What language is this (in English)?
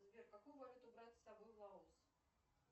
Russian